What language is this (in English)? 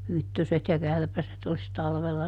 Finnish